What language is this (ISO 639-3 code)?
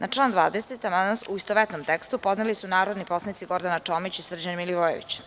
srp